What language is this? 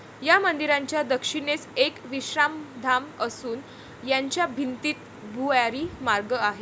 Marathi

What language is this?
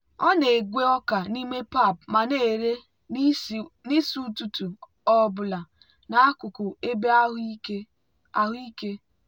Igbo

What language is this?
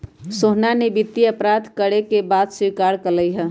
Magahi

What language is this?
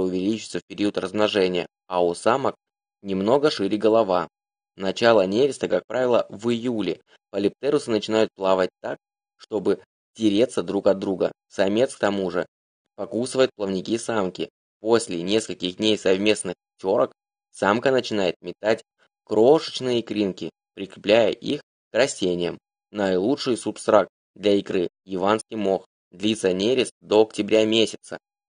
Russian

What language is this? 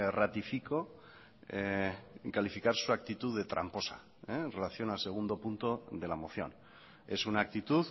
Spanish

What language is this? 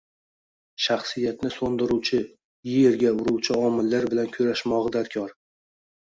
Uzbek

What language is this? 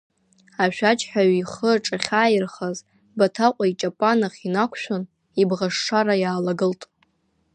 Abkhazian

